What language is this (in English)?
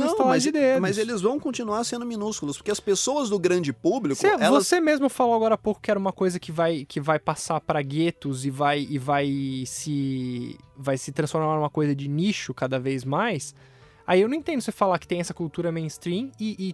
Portuguese